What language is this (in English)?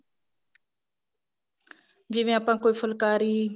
Punjabi